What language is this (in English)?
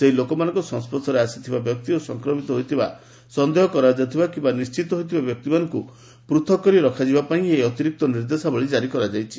Odia